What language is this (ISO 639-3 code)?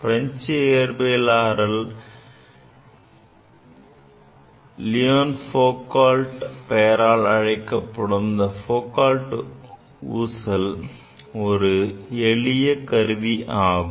tam